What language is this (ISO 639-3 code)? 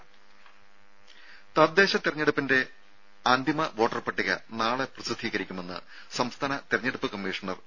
mal